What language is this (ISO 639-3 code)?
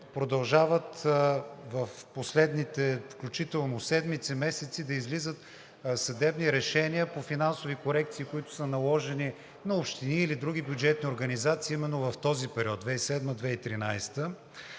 bul